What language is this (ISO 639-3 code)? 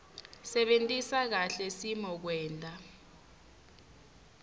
ssw